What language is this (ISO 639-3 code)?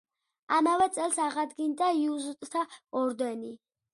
kat